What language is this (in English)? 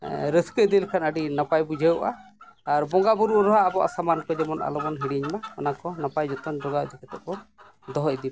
Santali